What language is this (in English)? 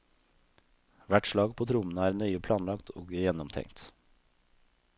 Norwegian